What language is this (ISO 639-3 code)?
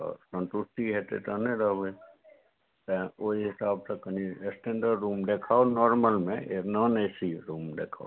mai